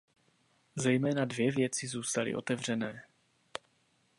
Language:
Czech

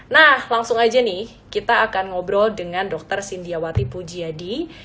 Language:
Indonesian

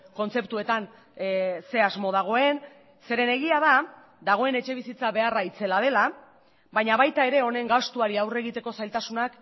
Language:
Basque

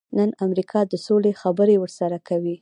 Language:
Pashto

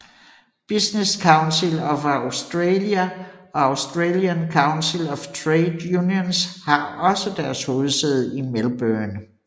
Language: Danish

